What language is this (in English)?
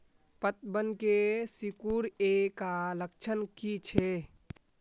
Magahi